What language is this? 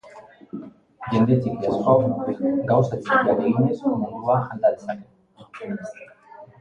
Basque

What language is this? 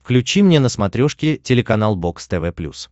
Russian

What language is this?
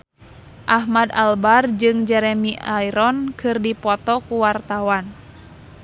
Sundanese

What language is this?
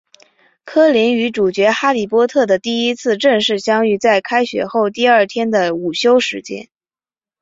Chinese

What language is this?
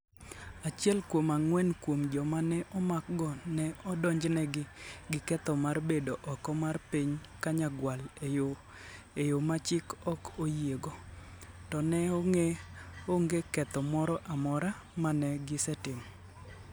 Luo (Kenya and Tanzania)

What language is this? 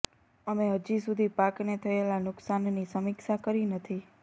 Gujarati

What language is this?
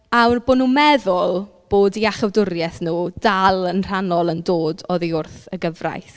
Welsh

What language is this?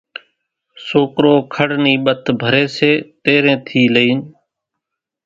Kachi Koli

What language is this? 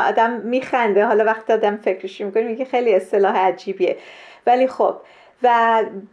Persian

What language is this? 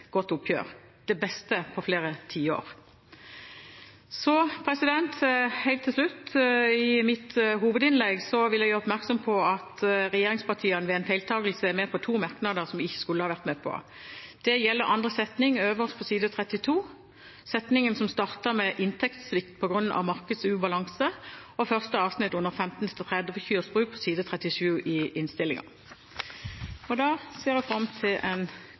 Norwegian Bokmål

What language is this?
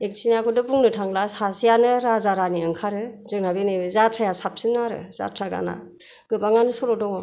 Bodo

